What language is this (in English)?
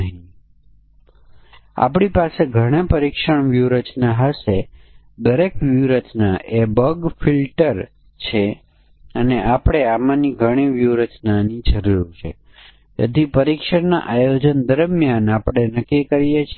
Gujarati